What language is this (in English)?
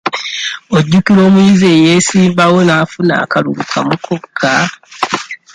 Ganda